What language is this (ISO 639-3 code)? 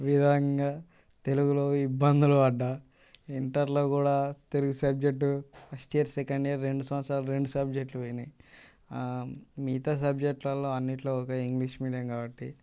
tel